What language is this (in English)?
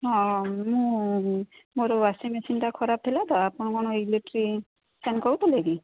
Odia